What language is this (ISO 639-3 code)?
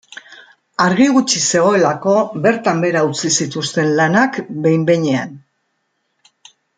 eus